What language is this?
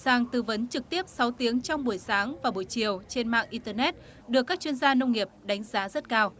Vietnamese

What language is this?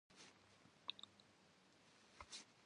Kabardian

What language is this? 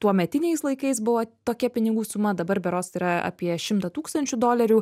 Lithuanian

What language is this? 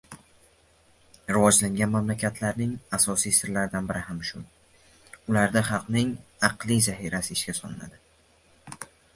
Uzbek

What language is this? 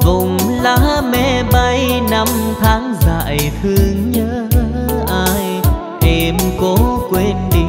Vietnamese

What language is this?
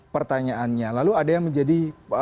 Indonesian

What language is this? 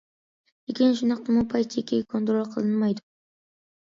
Uyghur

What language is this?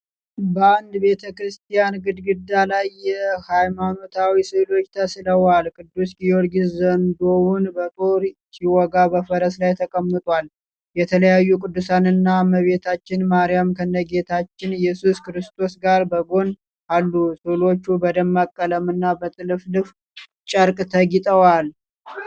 Amharic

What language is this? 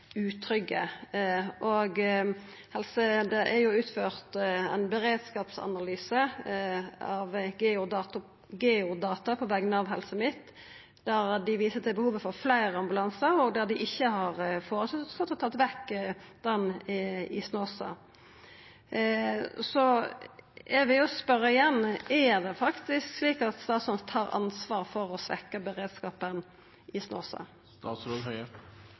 Norwegian Nynorsk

